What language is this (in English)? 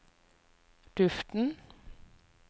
Norwegian